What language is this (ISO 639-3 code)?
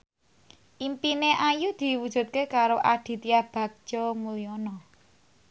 jav